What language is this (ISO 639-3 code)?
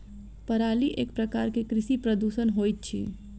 mai